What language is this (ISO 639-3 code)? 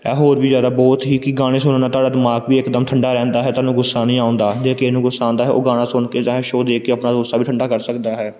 pan